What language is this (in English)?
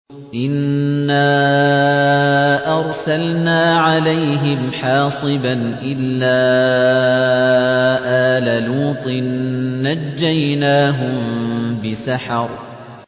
Arabic